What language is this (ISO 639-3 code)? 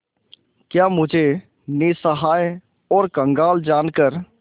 hin